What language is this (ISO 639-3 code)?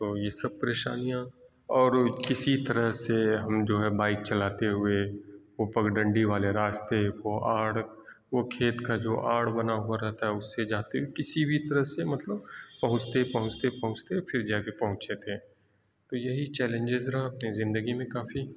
urd